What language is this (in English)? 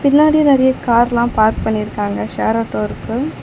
Tamil